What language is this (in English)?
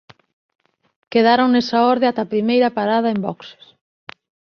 Galician